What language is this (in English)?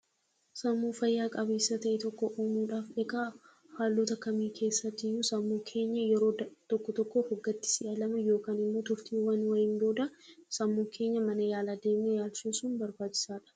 Oromo